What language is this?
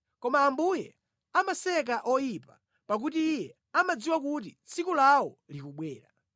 Nyanja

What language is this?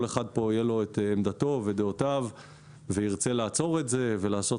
Hebrew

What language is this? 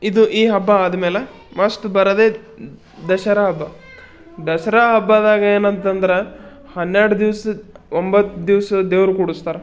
Kannada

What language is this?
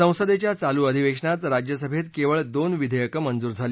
Marathi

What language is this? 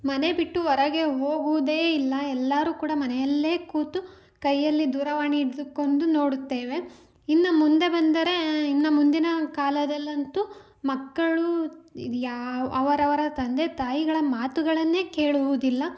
Kannada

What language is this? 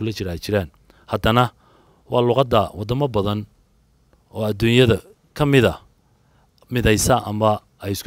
Arabic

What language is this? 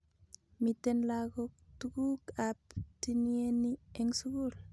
Kalenjin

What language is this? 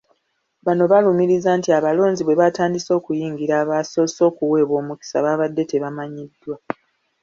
Ganda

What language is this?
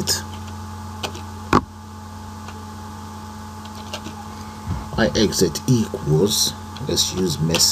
English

